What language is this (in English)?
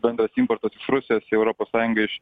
Lithuanian